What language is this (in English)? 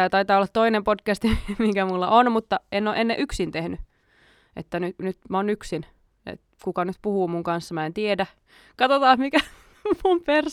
Finnish